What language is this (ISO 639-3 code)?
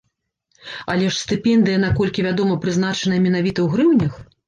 bel